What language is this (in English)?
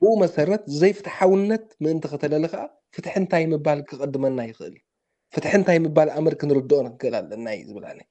Arabic